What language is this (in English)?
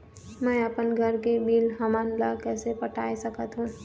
Chhattisgarhi